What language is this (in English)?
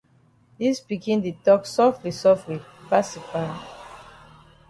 Cameroon Pidgin